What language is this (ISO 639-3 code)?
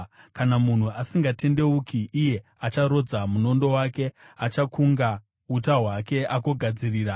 sna